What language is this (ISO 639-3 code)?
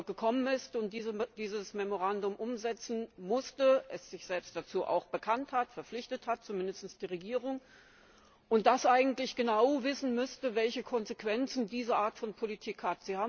deu